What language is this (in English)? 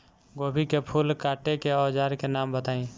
Bhojpuri